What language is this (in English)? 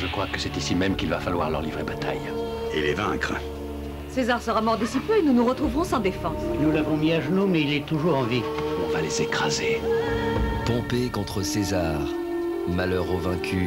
French